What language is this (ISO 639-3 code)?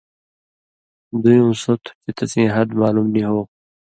mvy